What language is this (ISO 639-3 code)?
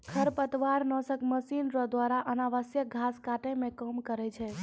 mai